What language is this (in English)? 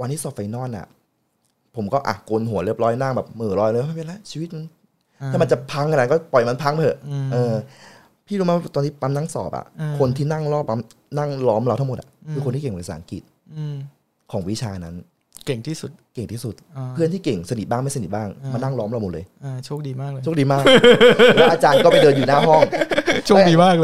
Thai